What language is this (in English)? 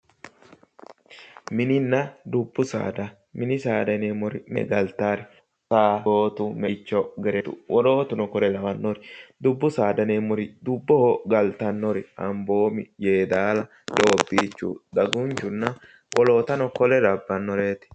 Sidamo